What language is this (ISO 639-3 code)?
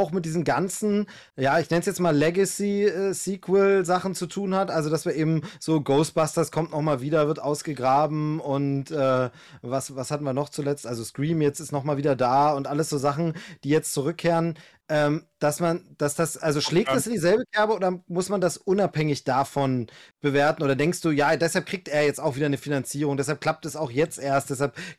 deu